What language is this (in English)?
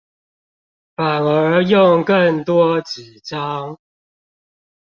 Chinese